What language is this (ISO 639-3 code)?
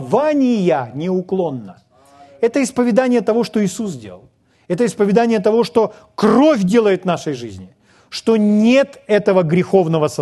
rus